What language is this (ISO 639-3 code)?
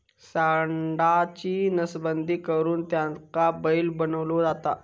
mar